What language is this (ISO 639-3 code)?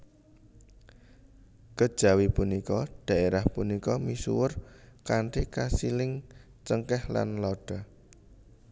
jav